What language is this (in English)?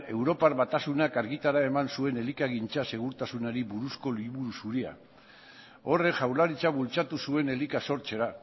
Basque